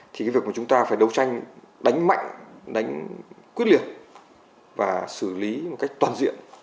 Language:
Vietnamese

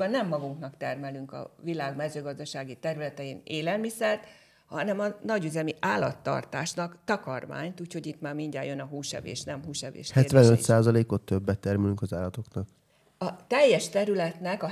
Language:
Hungarian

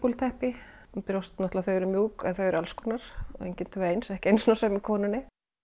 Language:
Icelandic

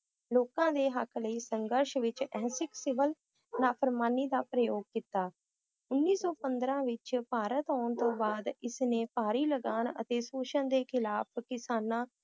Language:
Punjabi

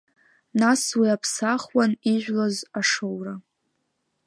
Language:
Abkhazian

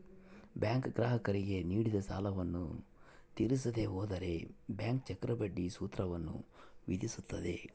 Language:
Kannada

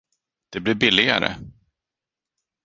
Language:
Swedish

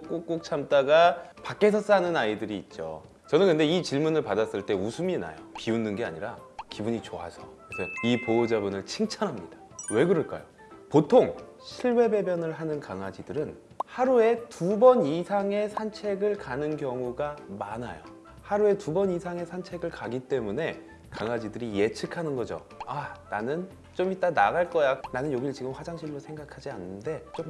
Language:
Korean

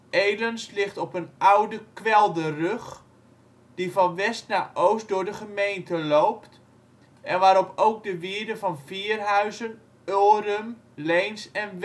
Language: Dutch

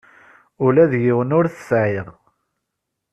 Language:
Kabyle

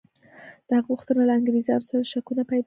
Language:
Pashto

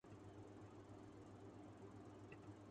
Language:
Urdu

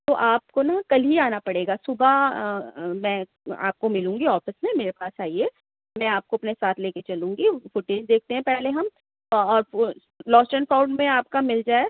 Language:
Urdu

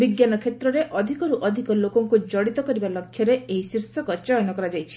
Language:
Odia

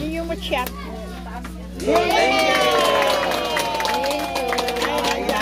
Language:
Indonesian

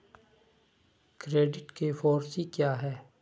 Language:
Hindi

